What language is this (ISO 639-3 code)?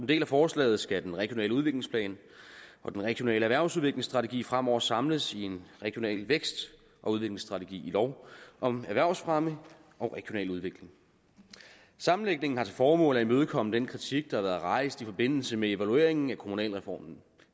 dan